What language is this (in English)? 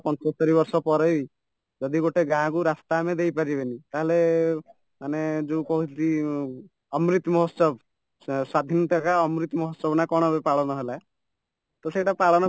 Odia